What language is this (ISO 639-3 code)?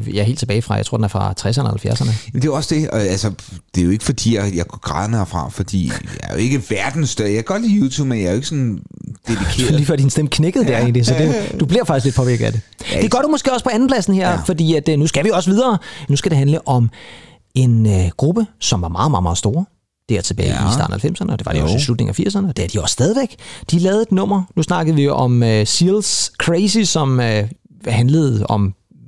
dan